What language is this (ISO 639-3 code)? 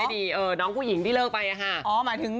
tha